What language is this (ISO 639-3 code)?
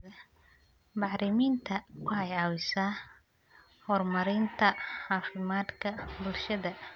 som